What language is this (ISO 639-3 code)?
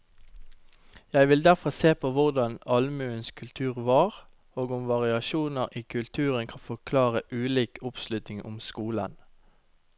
nor